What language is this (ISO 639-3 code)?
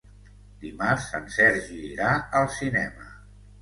cat